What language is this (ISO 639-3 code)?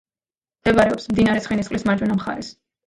kat